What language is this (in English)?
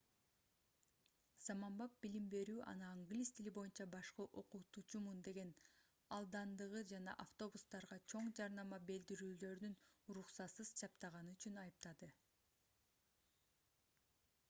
Kyrgyz